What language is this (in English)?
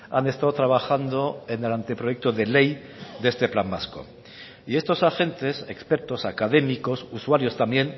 Spanish